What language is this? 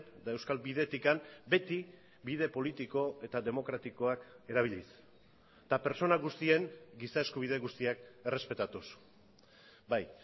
Basque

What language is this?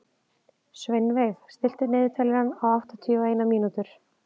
Icelandic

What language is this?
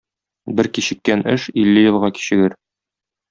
Tatar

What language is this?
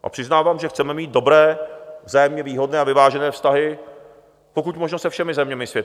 Czech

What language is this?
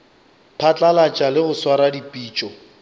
Northern Sotho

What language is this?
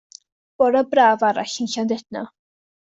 Welsh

